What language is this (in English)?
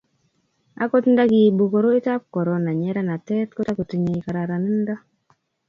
Kalenjin